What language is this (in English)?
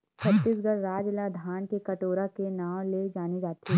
Chhattisgarhi